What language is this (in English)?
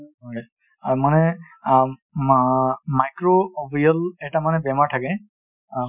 Assamese